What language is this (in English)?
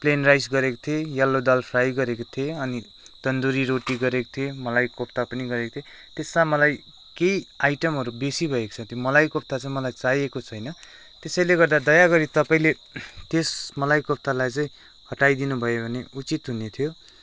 Nepali